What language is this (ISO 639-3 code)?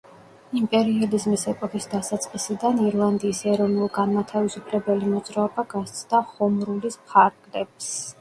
kat